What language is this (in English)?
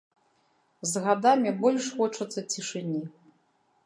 Belarusian